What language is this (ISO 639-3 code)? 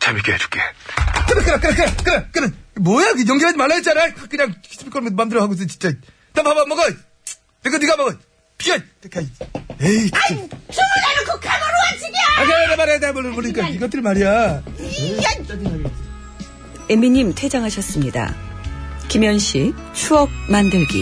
kor